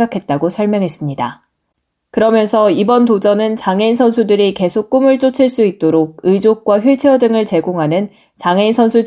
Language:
Korean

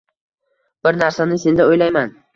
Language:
Uzbek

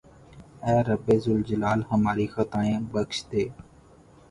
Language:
Urdu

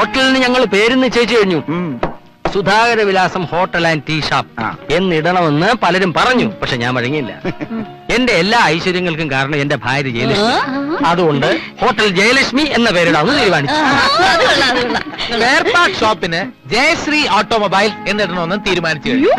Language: Malayalam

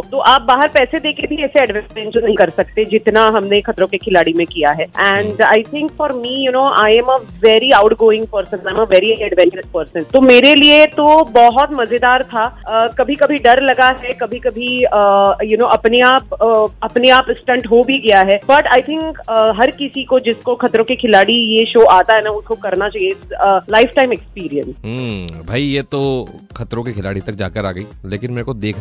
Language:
Hindi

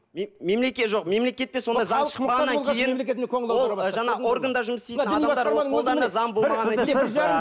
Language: Kazakh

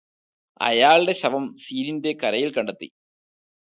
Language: Malayalam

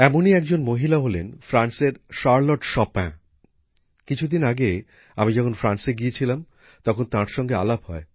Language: Bangla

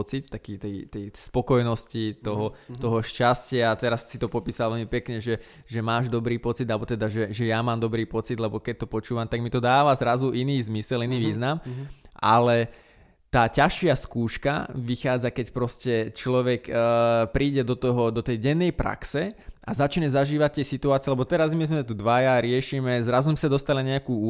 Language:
Slovak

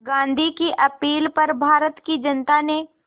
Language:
Hindi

